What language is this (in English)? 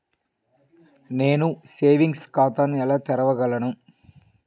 Telugu